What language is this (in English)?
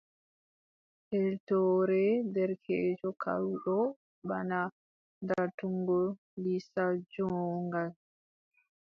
Adamawa Fulfulde